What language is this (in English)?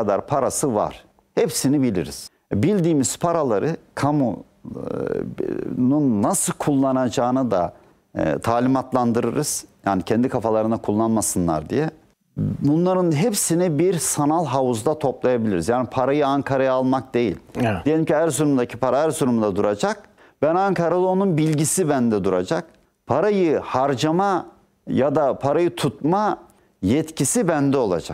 Turkish